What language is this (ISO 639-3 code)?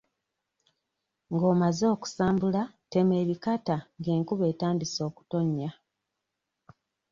lug